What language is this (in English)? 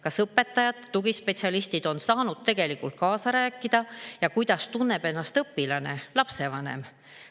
Estonian